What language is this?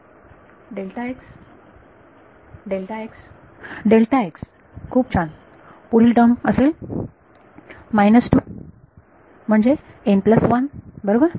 Marathi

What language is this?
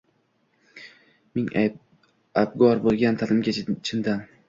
Uzbek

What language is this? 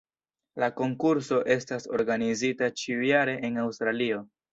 Esperanto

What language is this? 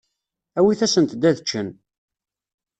Kabyle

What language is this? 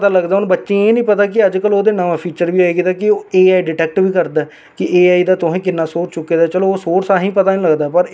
Dogri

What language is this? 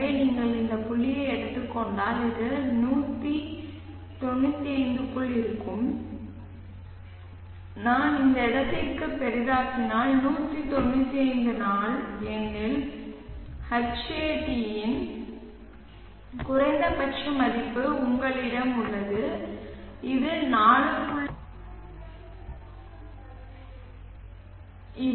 Tamil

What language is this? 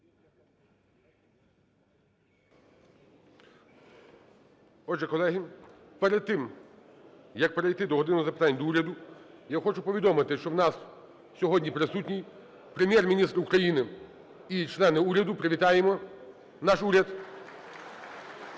Ukrainian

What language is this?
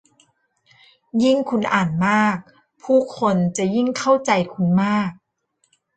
Thai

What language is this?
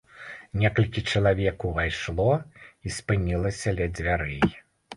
Belarusian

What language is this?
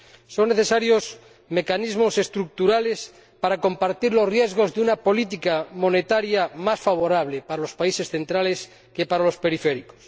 Spanish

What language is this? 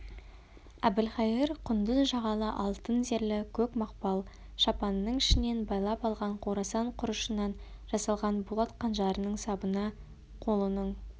Kazakh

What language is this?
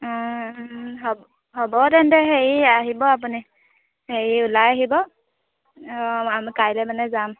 Assamese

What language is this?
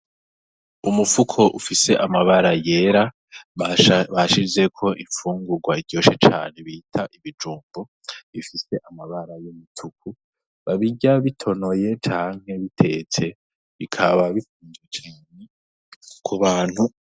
Rundi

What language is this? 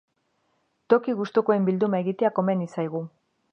Basque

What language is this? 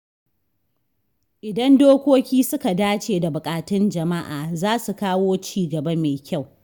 Hausa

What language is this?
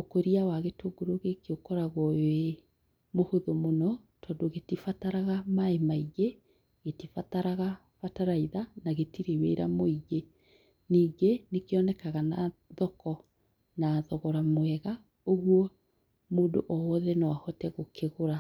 Kikuyu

